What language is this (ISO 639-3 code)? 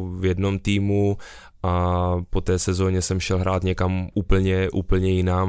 ces